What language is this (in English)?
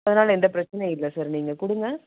Tamil